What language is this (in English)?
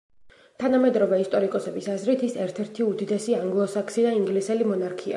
Georgian